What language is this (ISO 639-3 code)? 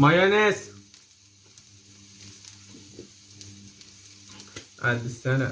tur